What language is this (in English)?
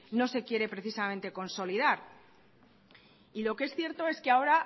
Spanish